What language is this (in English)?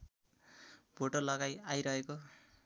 Nepali